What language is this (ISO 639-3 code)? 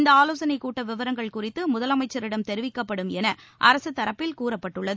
tam